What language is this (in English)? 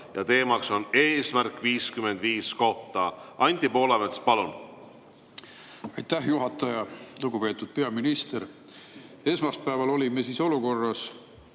Estonian